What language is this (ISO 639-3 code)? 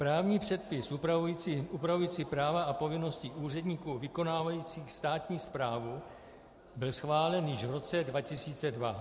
ces